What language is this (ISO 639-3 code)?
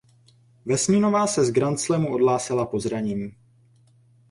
ces